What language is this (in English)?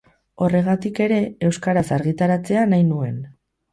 Basque